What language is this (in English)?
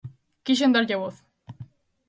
Galician